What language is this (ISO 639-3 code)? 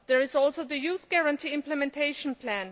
eng